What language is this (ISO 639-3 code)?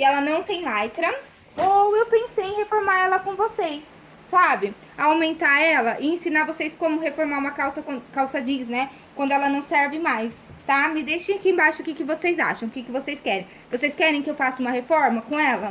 por